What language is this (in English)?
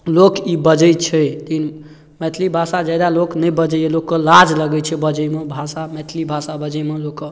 Maithili